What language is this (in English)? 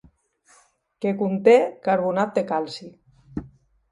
Catalan